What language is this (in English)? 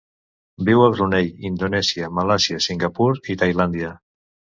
Catalan